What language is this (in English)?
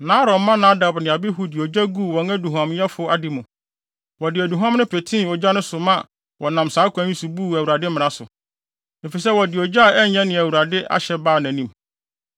Akan